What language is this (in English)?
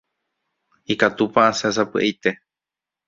Guarani